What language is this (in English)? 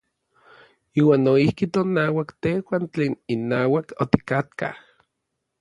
Orizaba Nahuatl